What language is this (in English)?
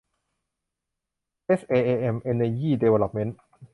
Thai